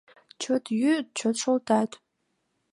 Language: Mari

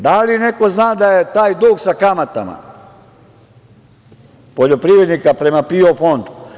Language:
Serbian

